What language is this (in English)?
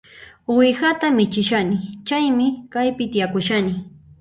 Puno Quechua